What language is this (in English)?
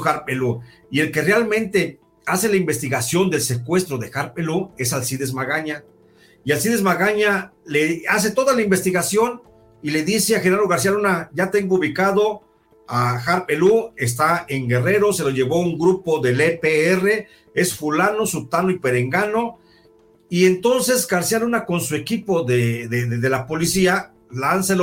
Spanish